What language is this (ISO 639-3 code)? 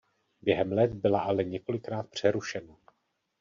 ces